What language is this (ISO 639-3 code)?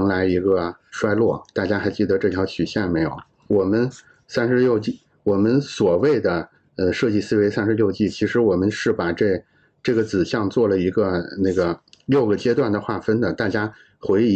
zho